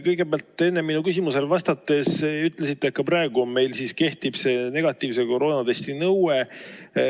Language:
Estonian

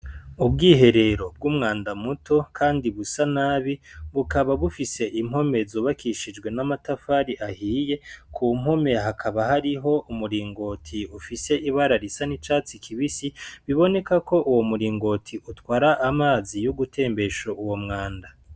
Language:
Rundi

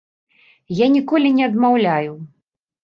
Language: Belarusian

